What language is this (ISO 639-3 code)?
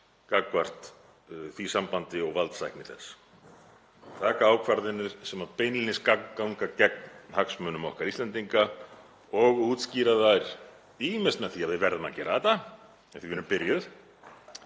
isl